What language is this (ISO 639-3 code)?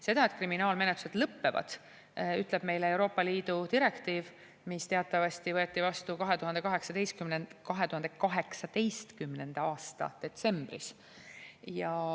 est